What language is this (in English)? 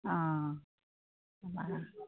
Assamese